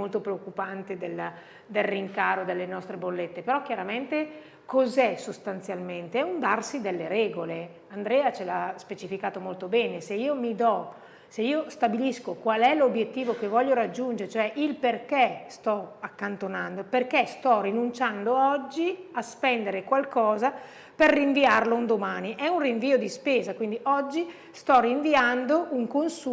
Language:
Italian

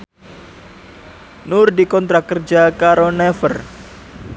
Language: Javanese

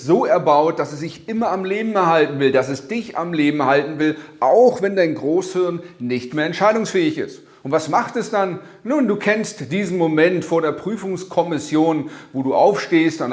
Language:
German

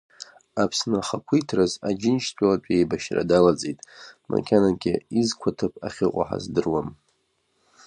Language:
Abkhazian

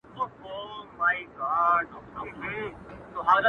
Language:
Pashto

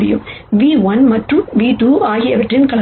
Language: Tamil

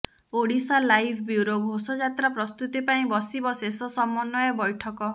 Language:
Odia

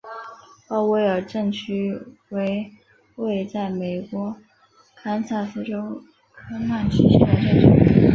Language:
Chinese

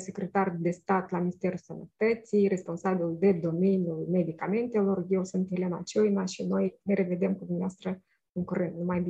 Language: Romanian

